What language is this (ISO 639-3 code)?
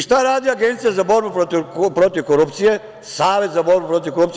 srp